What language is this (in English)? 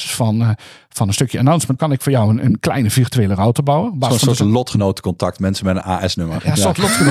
Dutch